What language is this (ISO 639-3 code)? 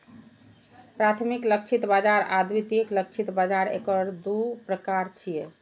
mai